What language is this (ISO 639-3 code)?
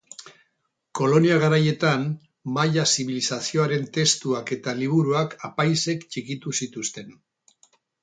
eus